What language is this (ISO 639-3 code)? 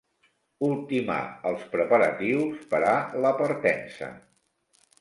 cat